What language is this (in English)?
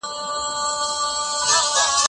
Pashto